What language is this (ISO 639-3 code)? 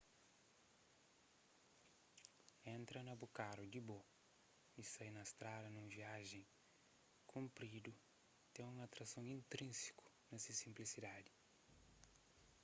kea